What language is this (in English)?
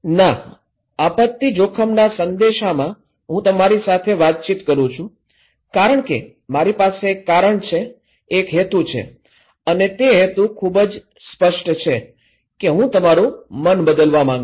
Gujarati